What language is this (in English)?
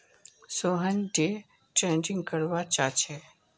Magahi